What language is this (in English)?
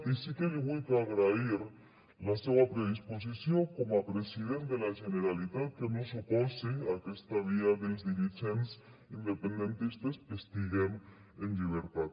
Catalan